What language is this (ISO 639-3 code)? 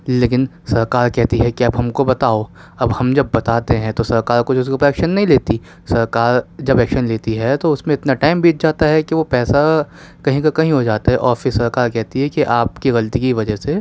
urd